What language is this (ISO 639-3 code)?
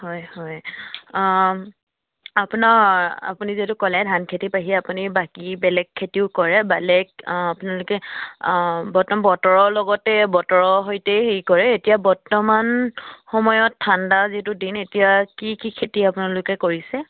asm